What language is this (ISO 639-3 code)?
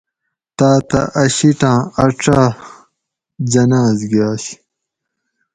gwc